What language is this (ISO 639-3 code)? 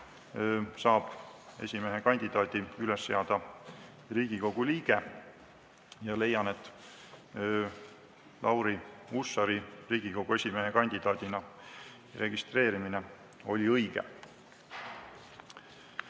est